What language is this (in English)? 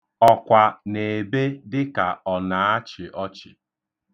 Igbo